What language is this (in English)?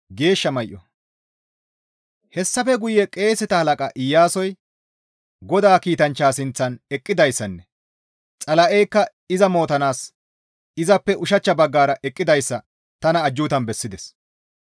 Gamo